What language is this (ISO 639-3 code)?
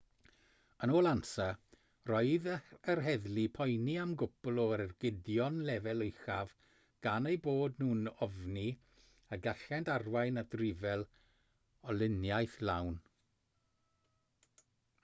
cym